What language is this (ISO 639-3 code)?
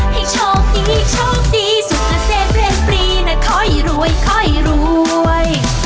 tha